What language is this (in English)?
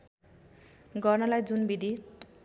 Nepali